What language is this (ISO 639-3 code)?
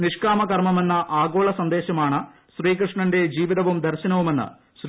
mal